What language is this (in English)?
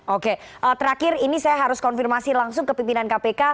Indonesian